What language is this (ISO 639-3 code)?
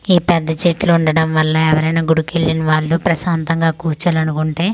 tel